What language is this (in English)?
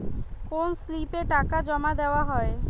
Bangla